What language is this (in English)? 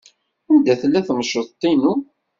Kabyle